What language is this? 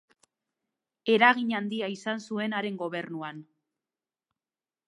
Basque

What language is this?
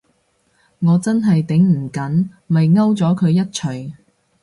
Cantonese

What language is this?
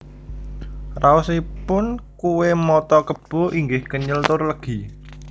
Javanese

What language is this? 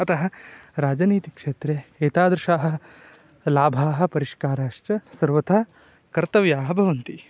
Sanskrit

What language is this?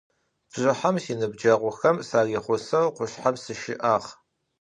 Adyghe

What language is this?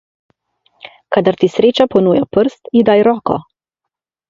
Slovenian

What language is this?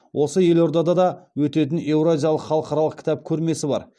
Kazakh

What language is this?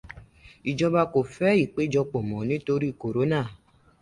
Yoruba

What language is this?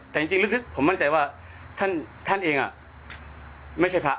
Thai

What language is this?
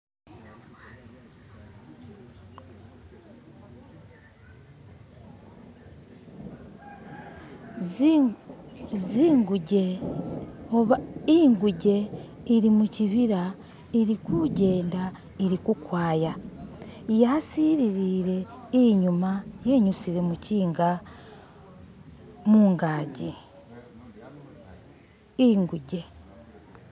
Masaaba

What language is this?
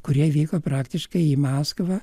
Lithuanian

